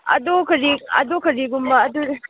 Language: Manipuri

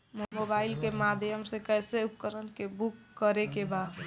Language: Bhojpuri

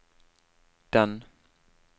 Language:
Norwegian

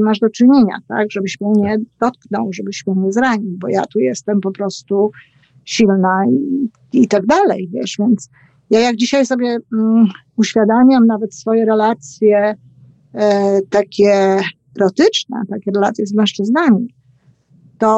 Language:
Polish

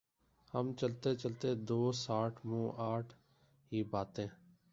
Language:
Urdu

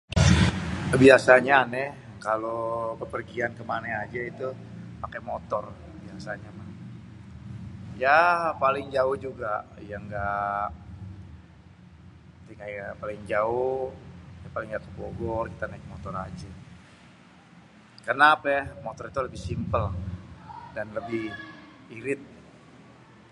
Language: Betawi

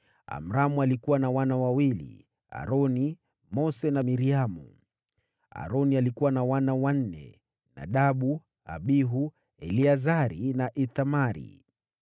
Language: Swahili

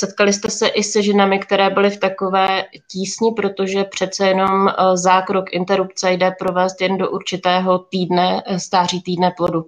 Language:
Czech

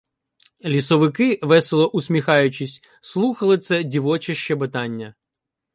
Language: Ukrainian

